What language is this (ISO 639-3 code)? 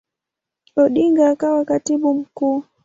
swa